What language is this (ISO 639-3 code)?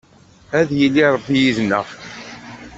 kab